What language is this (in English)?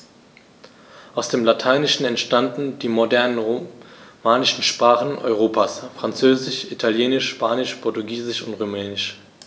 German